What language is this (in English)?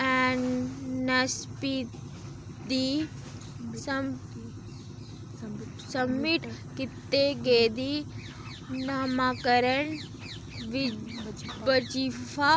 Dogri